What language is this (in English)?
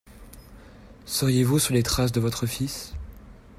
French